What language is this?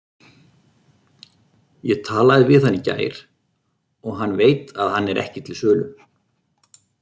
Icelandic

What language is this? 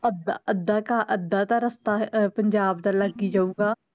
Punjabi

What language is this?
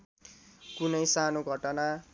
Nepali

